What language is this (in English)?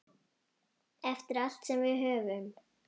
Icelandic